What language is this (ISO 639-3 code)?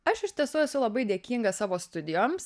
lit